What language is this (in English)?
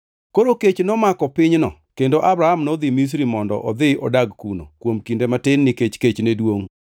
Luo (Kenya and Tanzania)